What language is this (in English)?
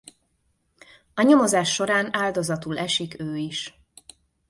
Hungarian